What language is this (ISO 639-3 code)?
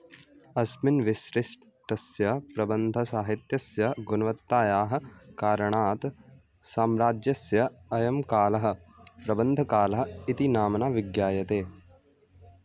san